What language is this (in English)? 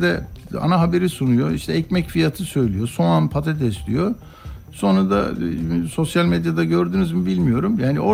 Turkish